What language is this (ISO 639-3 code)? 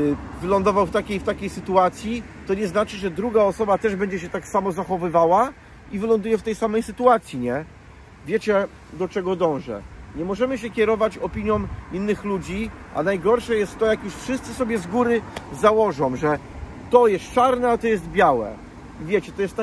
pol